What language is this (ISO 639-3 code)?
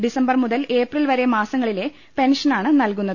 mal